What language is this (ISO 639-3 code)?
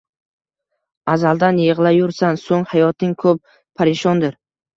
uzb